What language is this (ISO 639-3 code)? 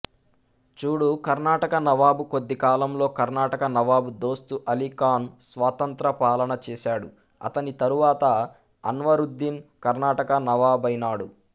tel